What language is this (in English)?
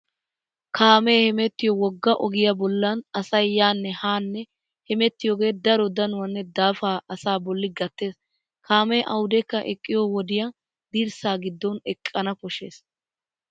Wolaytta